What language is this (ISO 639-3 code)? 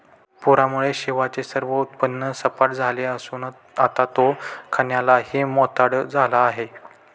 mar